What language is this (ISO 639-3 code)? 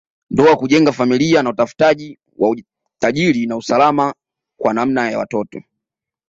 swa